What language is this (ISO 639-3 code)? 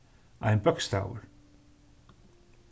fao